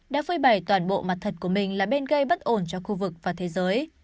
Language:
Vietnamese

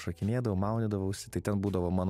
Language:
Lithuanian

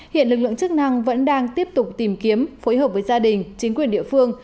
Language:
Vietnamese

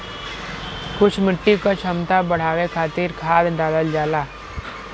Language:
Bhojpuri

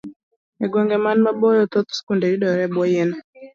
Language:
Luo (Kenya and Tanzania)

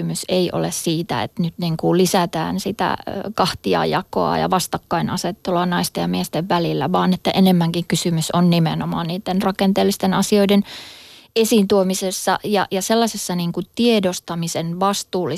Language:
Finnish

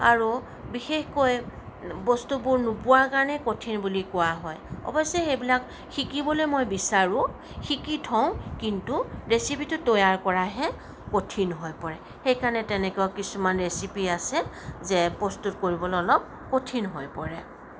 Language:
Assamese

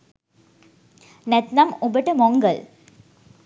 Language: Sinhala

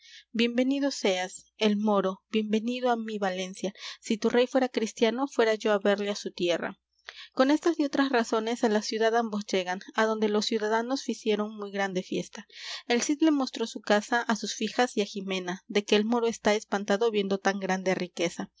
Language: Spanish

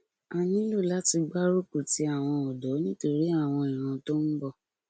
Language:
Yoruba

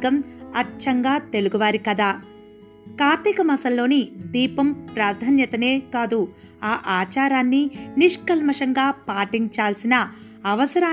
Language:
Telugu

